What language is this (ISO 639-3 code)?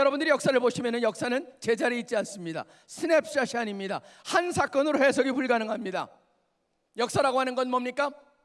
kor